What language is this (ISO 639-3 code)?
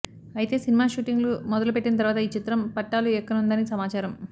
tel